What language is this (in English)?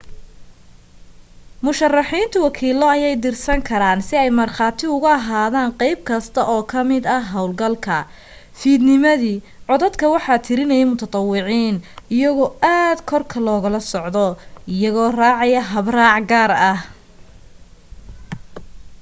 Somali